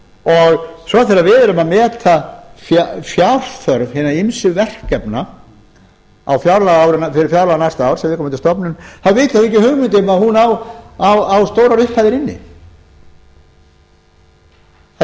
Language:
Icelandic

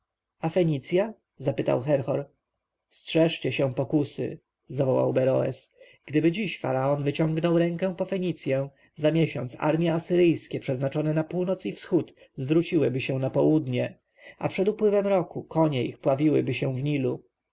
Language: Polish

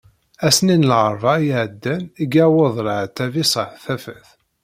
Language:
Kabyle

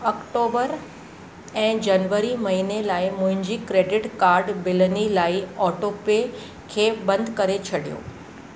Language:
Sindhi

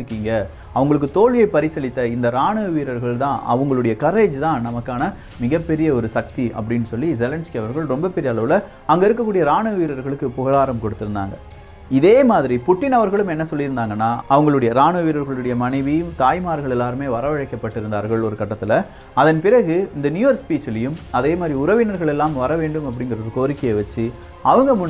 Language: Tamil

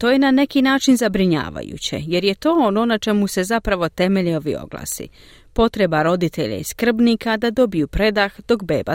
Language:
Croatian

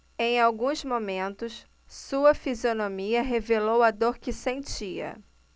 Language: Portuguese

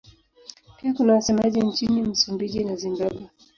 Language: Swahili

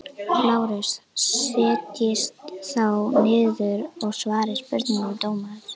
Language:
Icelandic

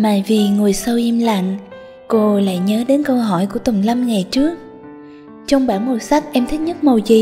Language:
Vietnamese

